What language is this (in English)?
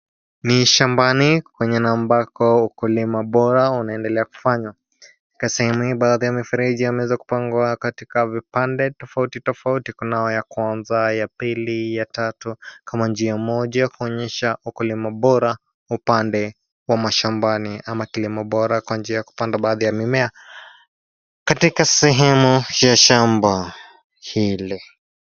Swahili